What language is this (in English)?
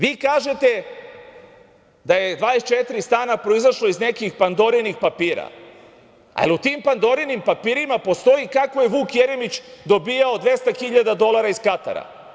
Serbian